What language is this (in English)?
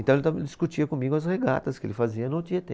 Portuguese